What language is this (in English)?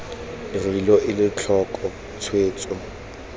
Tswana